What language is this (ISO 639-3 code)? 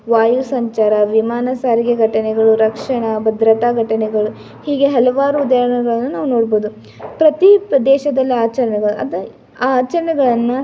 kan